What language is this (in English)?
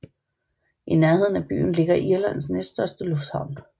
Danish